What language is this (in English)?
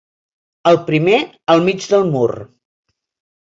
Catalan